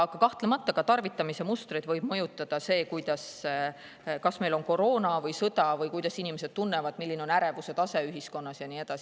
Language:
Estonian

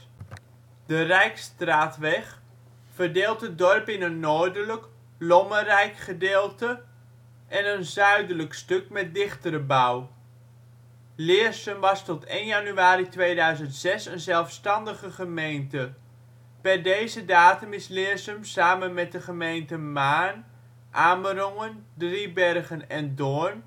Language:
Dutch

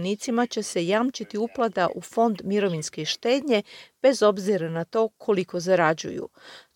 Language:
Croatian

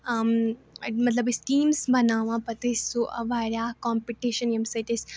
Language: Kashmiri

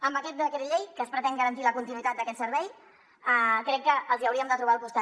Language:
Catalan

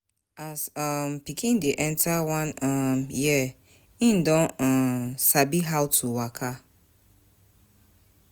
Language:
Nigerian Pidgin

